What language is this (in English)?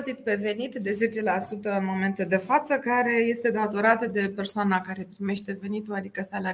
Romanian